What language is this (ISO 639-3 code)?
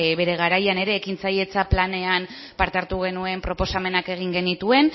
eus